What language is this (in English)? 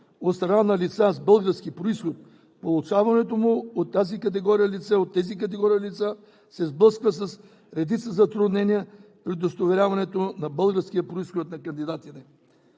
Bulgarian